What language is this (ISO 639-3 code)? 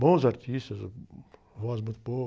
por